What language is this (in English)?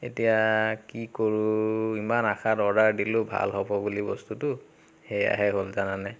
Assamese